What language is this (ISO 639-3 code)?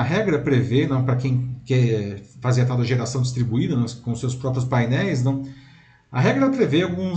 por